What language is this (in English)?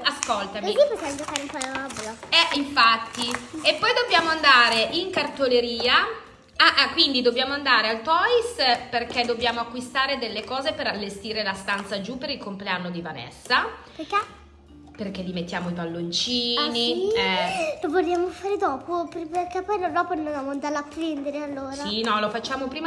Italian